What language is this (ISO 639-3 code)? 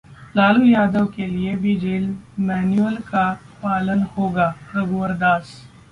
hin